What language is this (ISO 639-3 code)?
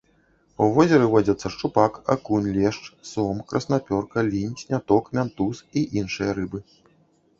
bel